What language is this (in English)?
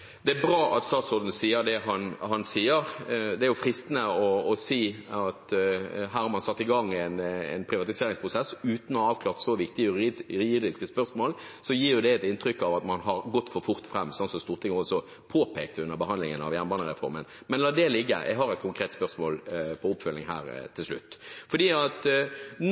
Norwegian Bokmål